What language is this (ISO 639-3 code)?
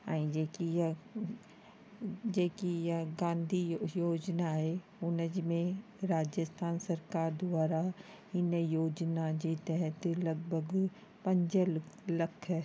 snd